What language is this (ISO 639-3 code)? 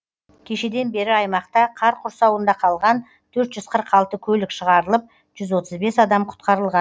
kaz